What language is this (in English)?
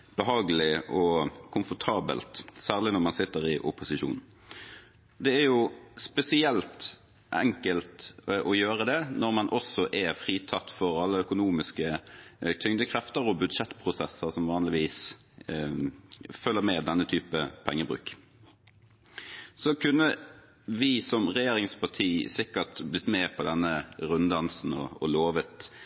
Norwegian Bokmål